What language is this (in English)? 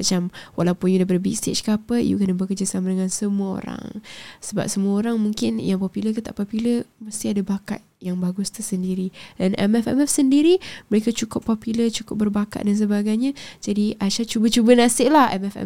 Malay